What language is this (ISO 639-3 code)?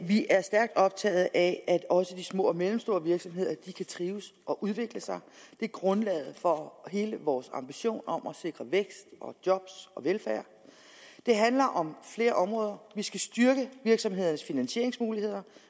dan